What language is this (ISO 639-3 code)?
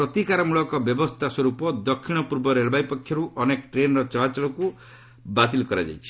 ori